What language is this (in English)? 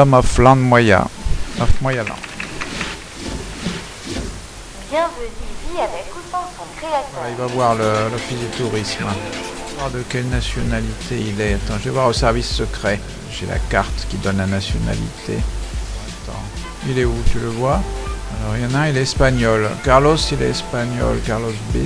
French